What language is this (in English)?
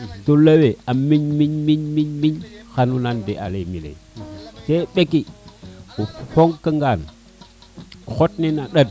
Serer